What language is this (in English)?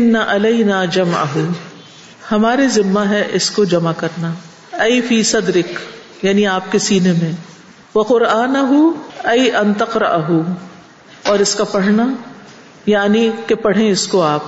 Urdu